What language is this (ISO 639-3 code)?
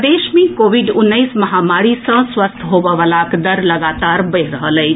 mai